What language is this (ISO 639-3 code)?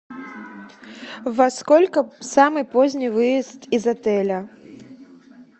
rus